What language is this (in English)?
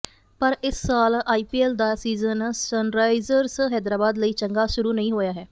Punjabi